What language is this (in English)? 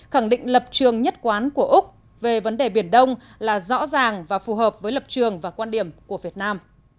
Vietnamese